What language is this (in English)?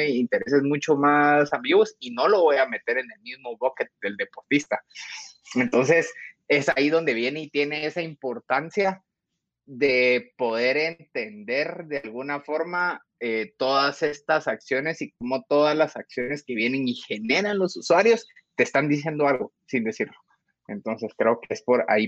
Spanish